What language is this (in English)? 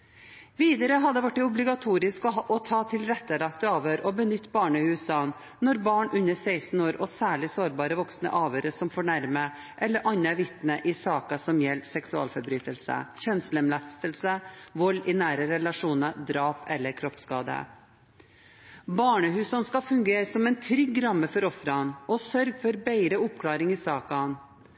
Norwegian Bokmål